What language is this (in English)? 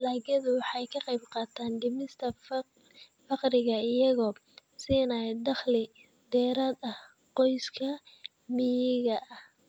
Somali